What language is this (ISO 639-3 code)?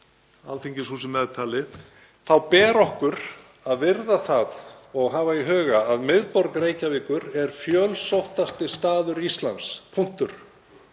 isl